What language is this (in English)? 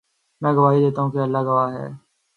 Urdu